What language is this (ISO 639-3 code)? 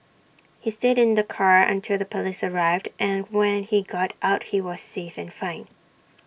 eng